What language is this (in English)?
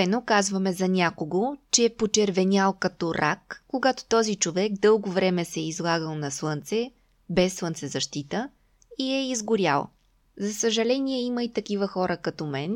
Bulgarian